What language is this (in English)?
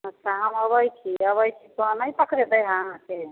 Maithili